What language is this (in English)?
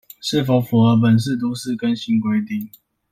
Chinese